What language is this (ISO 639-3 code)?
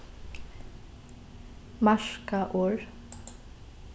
fao